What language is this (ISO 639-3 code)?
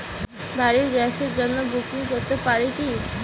ben